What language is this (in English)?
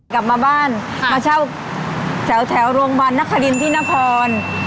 Thai